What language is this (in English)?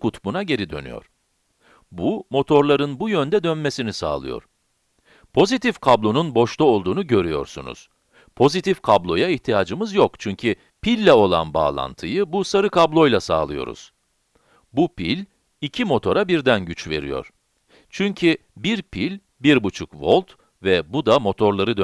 Turkish